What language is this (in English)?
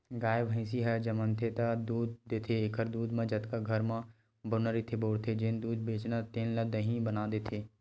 Chhattisgarhi